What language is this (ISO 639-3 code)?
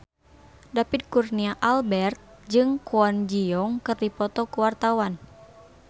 sun